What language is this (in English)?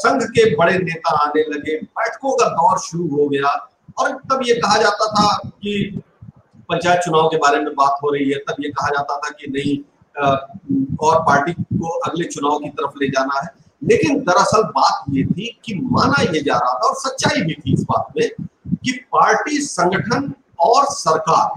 Hindi